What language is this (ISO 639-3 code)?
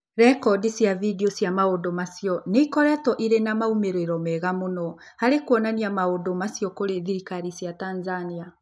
kik